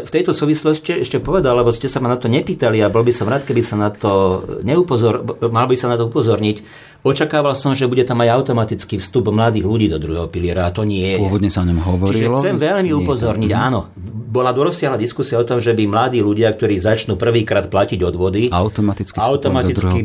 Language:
Slovak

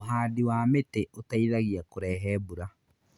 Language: Kikuyu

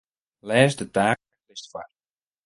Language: Western Frisian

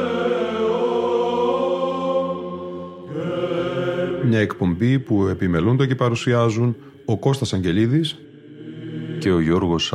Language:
Greek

